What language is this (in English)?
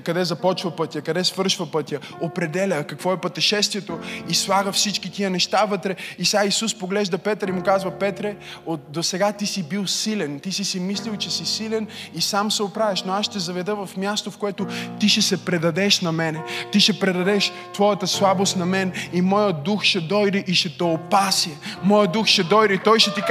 Bulgarian